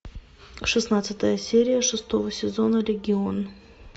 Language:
Russian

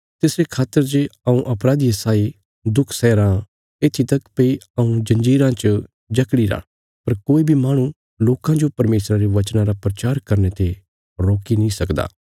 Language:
Bilaspuri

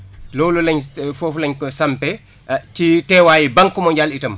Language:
Wolof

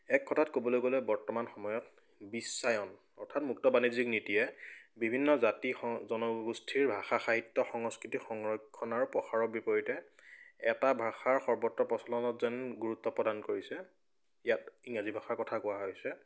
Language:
Assamese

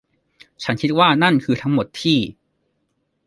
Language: Thai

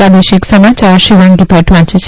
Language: Gujarati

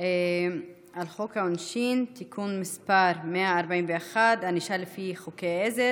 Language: Hebrew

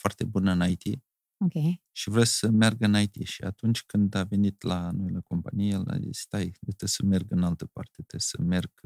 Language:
Romanian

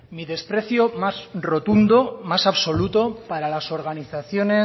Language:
Spanish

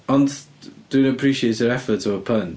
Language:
Welsh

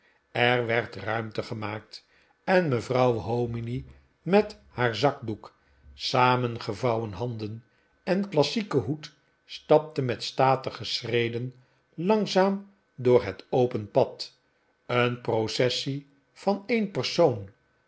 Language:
Dutch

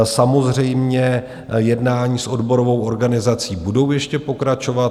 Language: Czech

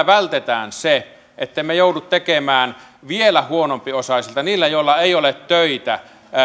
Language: Finnish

